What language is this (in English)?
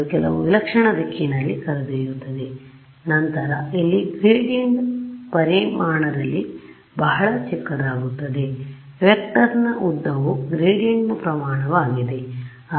Kannada